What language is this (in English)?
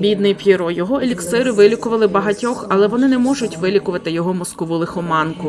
Ukrainian